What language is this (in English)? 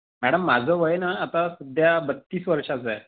Marathi